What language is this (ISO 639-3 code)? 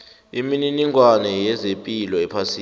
nbl